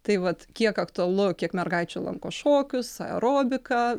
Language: Lithuanian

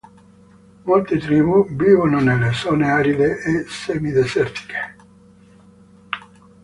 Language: Italian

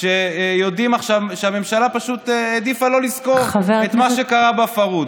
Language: Hebrew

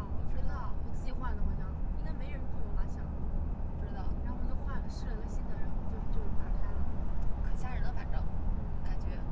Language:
Chinese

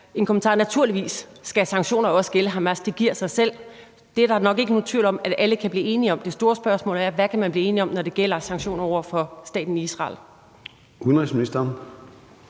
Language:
Danish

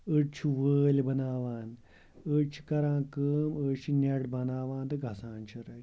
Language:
Kashmiri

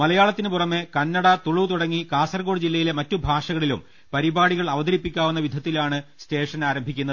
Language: Malayalam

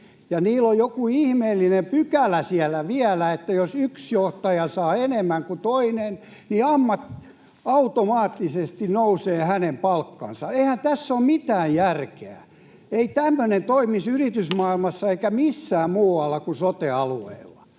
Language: Finnish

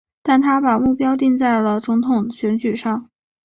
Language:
Chinese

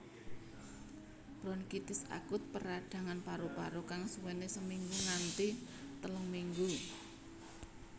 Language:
Javanese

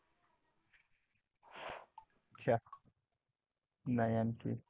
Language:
Marathi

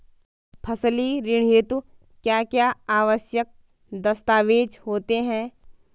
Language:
Hindi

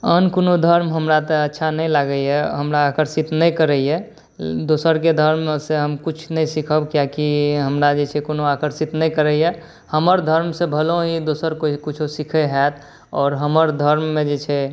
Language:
Maithili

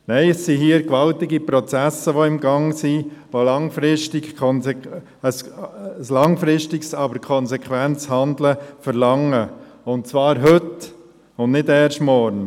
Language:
Swiss German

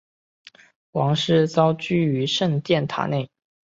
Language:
Chinese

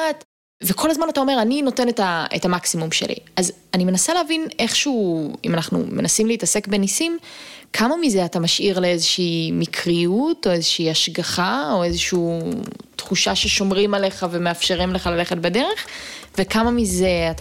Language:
Hebrew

